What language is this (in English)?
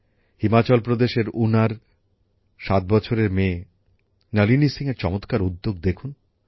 Bangla